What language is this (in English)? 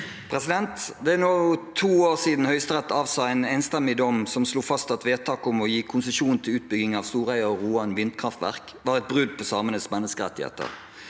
Norwegian